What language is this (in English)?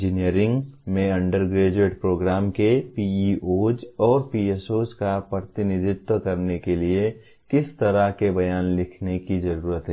Hindi